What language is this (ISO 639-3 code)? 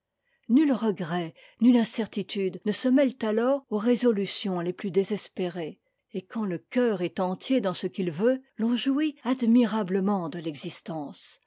fra